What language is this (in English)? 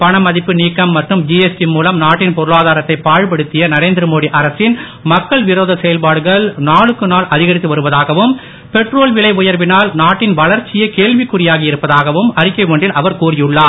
Tamil